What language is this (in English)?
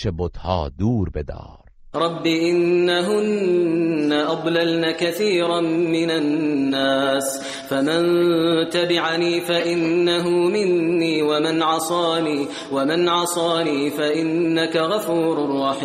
Persian